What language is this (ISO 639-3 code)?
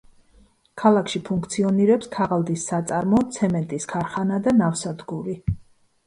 kat